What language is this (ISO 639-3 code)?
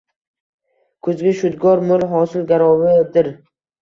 uzb